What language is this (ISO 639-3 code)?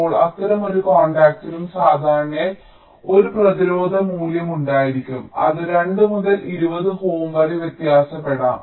mal